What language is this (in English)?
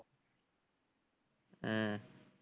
Tamil